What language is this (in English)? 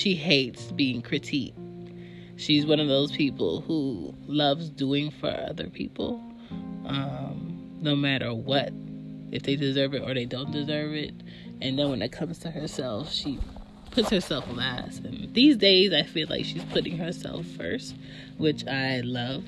English